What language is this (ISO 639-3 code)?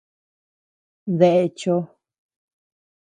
cux